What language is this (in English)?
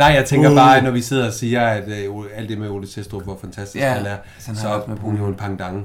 Danish